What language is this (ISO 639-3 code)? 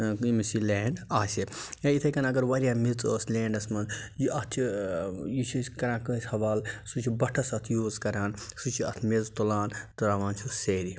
kas